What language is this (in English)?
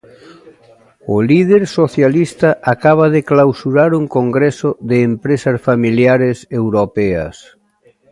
Galician